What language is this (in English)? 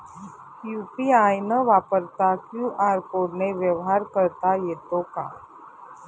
Marathi